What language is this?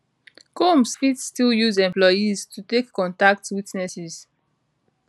Nigerian Pidgin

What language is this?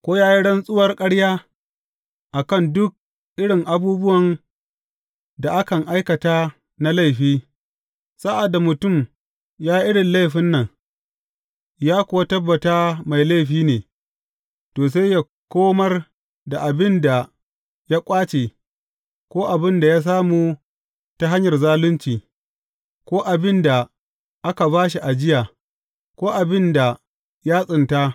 Hausa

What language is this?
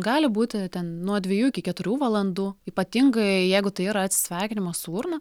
Lithuanian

